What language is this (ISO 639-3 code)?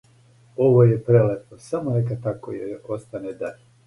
srp